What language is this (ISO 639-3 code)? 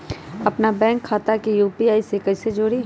mag